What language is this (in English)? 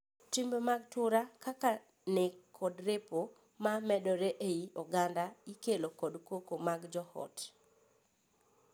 Luo (Kenya and Tanzania)